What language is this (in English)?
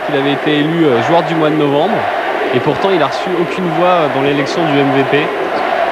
French